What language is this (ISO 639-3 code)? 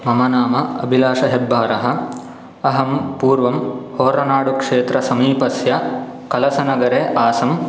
san